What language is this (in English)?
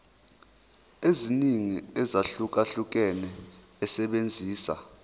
Zulu